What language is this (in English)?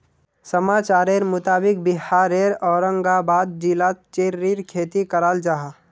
Magahi